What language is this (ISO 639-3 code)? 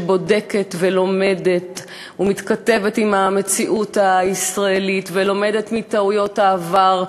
heb